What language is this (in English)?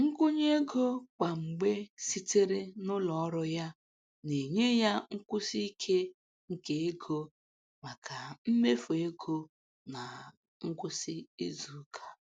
Igbo